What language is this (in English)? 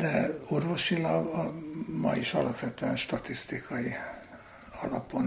Hungarian